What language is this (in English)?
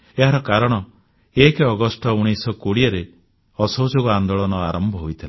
Odia